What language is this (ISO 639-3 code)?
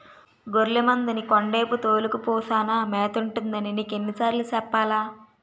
tel